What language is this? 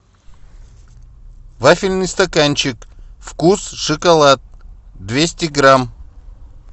Russian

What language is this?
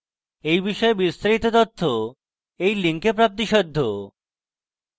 Bangla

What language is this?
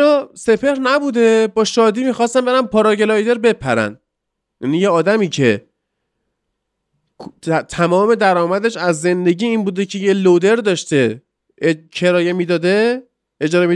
Persian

